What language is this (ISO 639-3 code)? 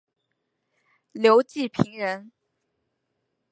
zho